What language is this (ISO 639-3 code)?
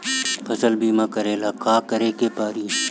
bho